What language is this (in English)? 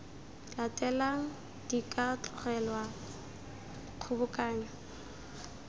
Tswana